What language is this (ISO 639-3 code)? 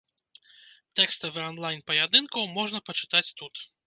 bel